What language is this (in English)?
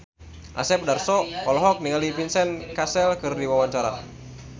Sundanese